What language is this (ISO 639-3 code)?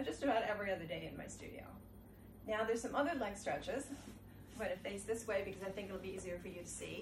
eng